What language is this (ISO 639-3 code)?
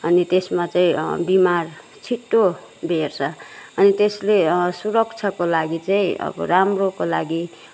nep